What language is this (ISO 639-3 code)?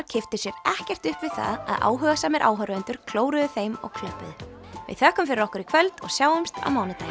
isl